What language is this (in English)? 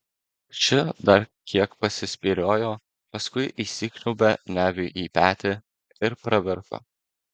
Lithuanian